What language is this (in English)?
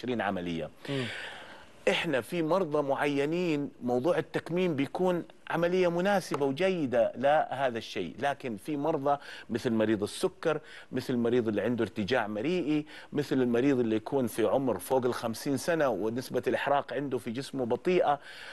Arabic